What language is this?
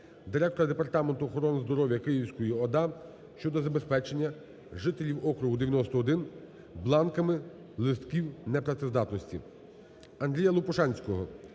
Ukrainian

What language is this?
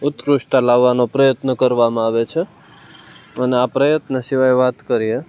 Gujarati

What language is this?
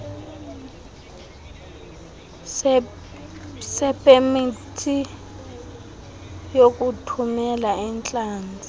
Xhosa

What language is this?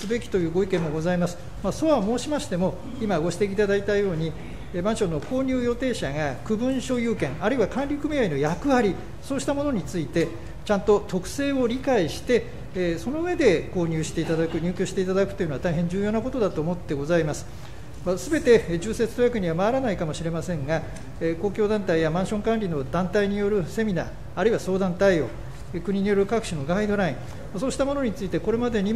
Japanese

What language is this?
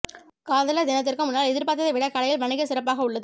Tamil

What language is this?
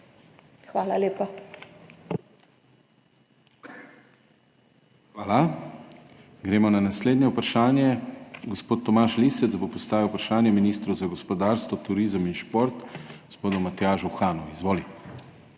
Slovenian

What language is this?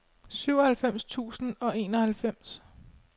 Danish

